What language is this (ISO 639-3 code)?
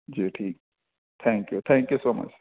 urd